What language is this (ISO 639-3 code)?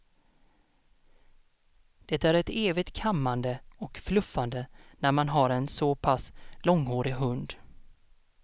swe